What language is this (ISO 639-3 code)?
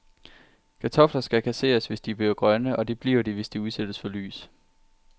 dan